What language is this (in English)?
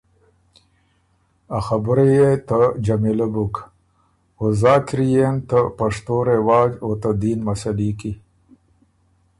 Ormuri